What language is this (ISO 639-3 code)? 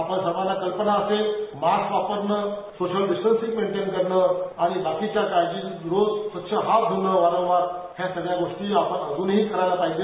mar